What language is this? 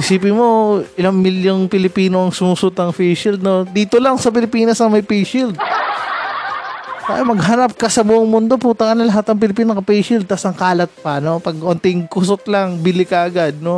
Filipino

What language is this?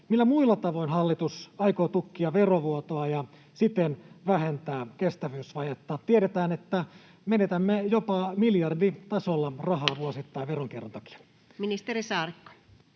Finnish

